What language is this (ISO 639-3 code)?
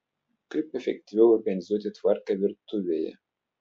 lit